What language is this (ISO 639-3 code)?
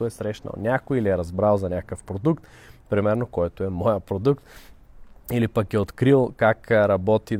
bul